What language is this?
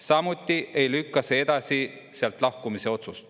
Estonian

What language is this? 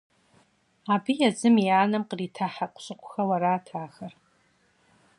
Kabardian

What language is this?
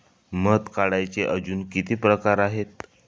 Marathi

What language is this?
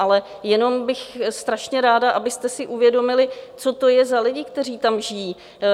Czech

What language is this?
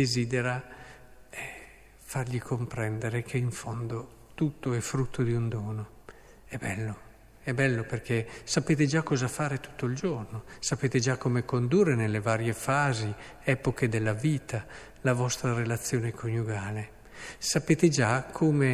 Italian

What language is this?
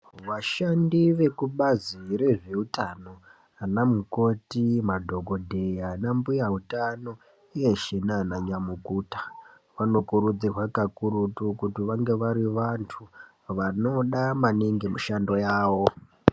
Ndau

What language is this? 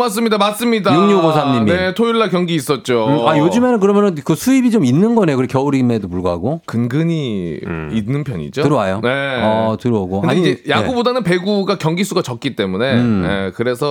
Korean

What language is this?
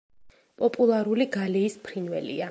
Georgian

